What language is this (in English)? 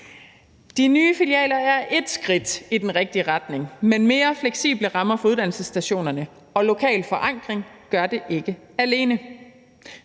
Danish